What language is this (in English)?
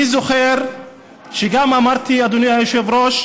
Hebrew